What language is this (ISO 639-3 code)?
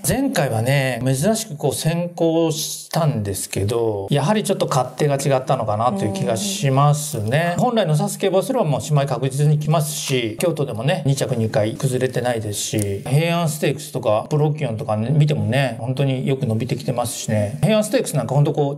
jpn